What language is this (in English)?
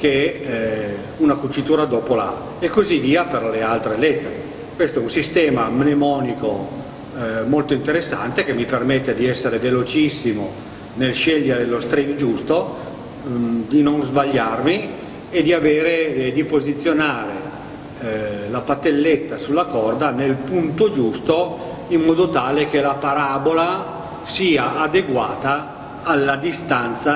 Italian